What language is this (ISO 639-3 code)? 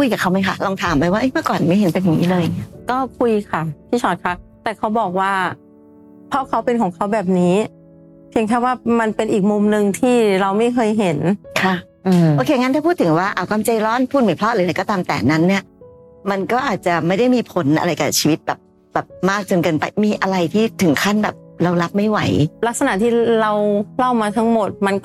tha